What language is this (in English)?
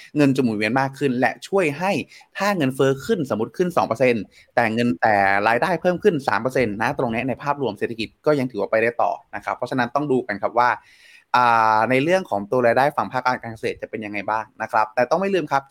Thai